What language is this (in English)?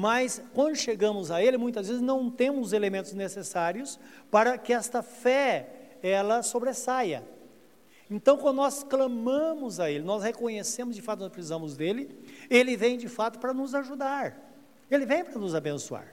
Portuguese